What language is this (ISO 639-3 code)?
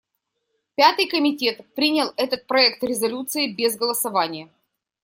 rus